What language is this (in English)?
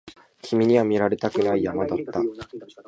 Japanese